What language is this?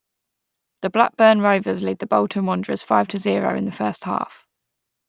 English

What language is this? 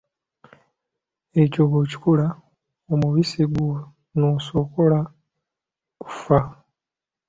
Ganda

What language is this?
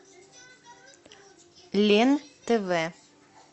Russian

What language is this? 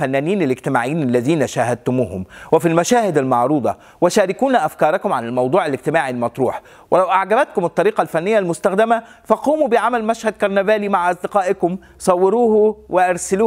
Arabic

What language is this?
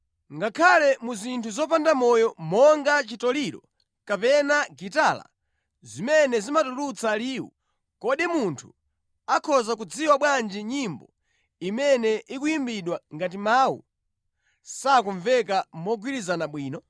Nyanja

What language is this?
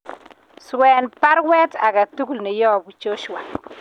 Kalenjin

